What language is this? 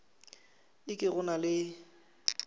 Northern Sotho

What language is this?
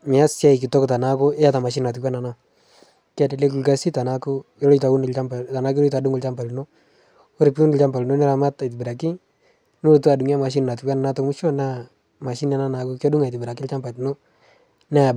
Masai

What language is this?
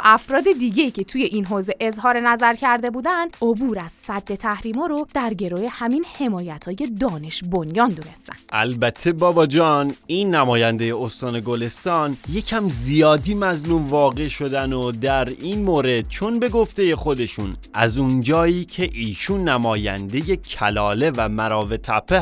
Persian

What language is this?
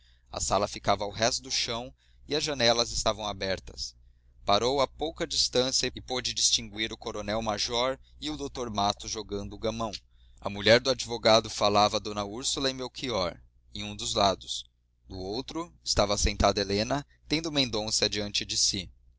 Portuguese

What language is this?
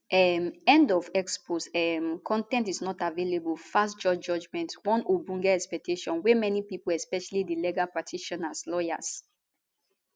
Nigerian Pidgin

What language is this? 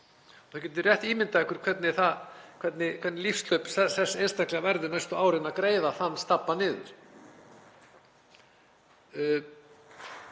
Icelandic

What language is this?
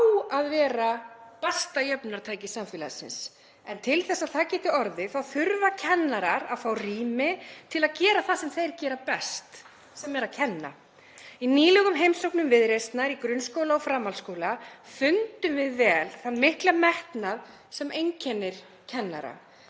Icelandic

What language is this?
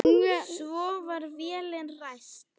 Icelandic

